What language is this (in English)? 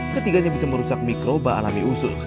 Indonesian